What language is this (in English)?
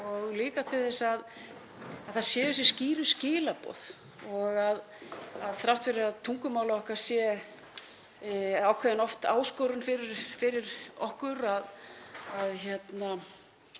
Icelandic